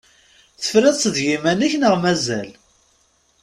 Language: Kabyle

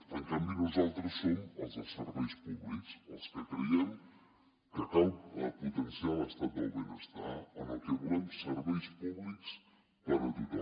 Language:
Catalan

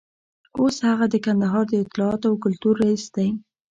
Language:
Pashto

